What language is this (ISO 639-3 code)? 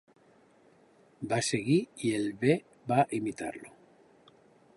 cat